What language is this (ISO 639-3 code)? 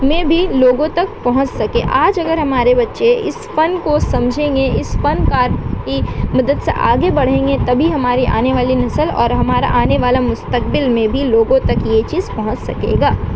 urd